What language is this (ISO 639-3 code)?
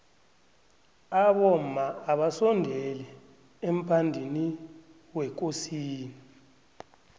nbl